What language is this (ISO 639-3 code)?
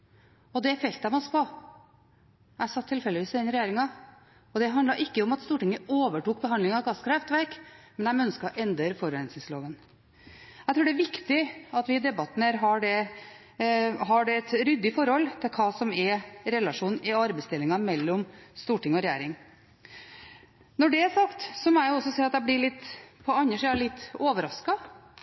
nob